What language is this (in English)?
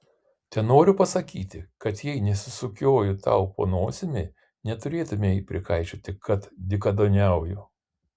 Lithuanian